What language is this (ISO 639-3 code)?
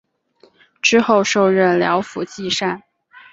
zho